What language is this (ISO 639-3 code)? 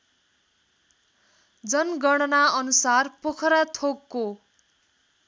nep